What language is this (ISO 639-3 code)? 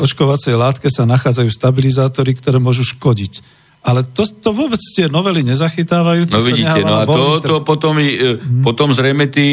slk